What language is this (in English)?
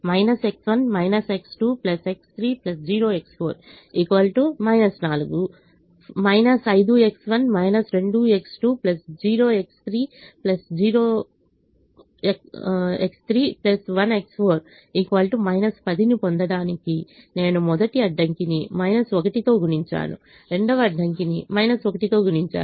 Telugu